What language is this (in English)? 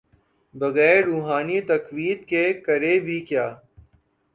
Urdu